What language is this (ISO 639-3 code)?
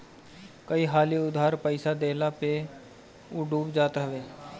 bho